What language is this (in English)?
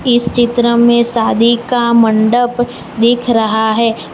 Hindi